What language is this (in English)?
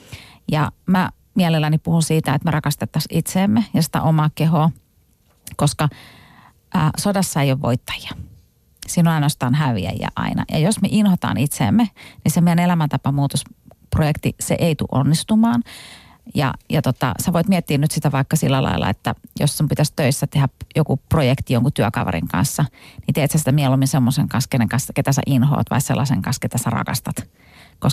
Finnish